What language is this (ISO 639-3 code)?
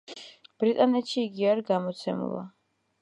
kat